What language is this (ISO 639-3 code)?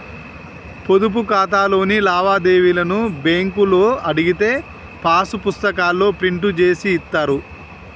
tel